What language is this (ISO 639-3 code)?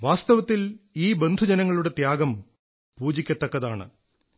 mal